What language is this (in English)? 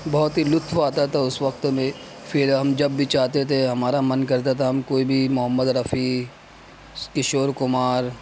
Urdu